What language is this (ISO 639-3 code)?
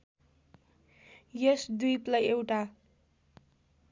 nep